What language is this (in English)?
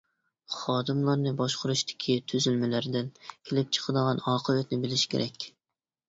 Uyghur